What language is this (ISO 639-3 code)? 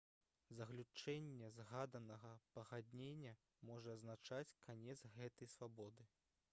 bel